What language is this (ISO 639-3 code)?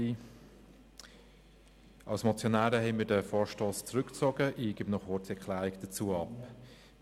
gsw